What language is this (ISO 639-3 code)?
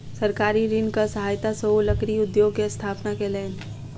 mai